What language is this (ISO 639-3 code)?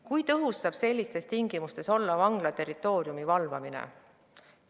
est